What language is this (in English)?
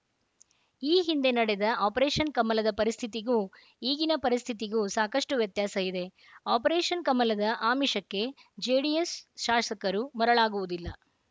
Kannada